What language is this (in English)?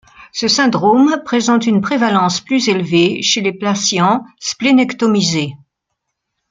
French